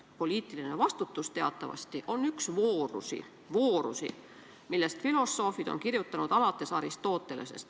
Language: Estonian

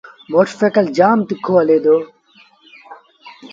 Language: Sindhi Bhil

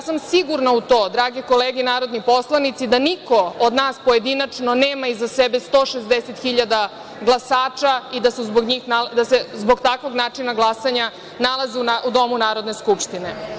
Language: Serbian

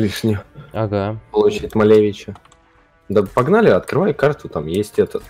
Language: Russian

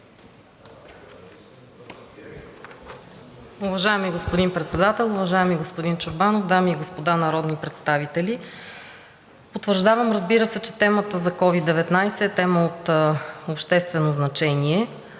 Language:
Bulgarian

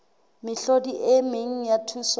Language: Southern Sotho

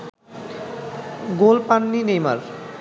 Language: Bangla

